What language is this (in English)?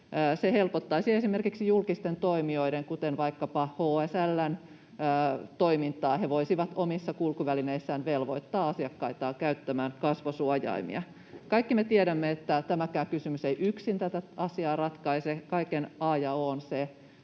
Finnish